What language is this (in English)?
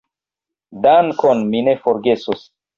Esperanto